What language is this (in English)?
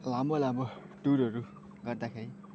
Nepali